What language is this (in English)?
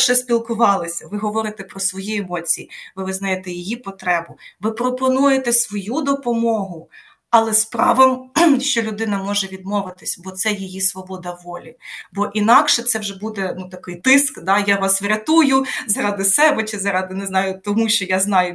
Ukrainian